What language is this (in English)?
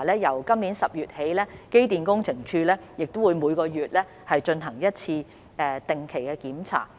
Cantonese